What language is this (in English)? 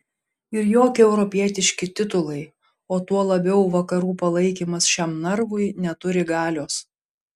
Lithuanian